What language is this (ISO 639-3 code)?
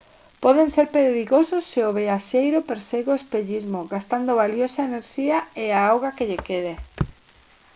glg